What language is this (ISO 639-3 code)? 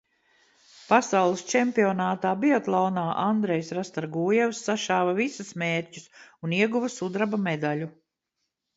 lav